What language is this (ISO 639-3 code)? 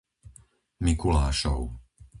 slk